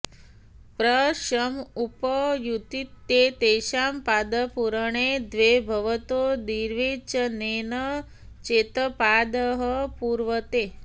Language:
Sanskrit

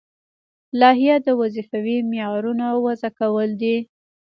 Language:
Pashto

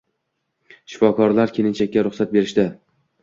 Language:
Uzbek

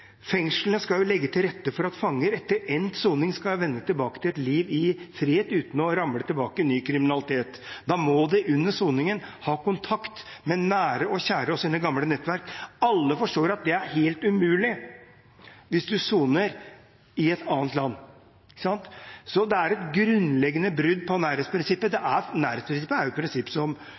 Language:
Norwegian Bokmål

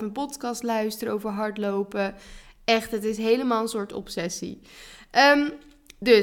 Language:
Dutch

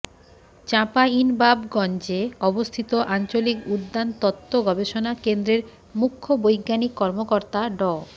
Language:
Bangla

